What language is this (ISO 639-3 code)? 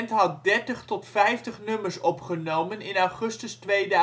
nld